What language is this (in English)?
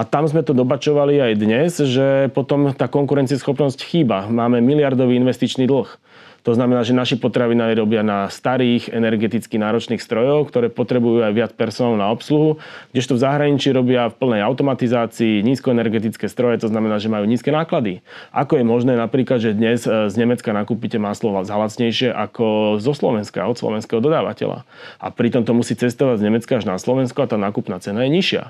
Slovak